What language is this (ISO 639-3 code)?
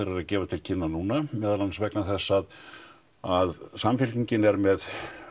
isl